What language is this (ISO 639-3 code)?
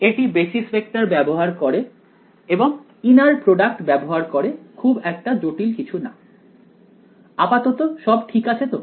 ben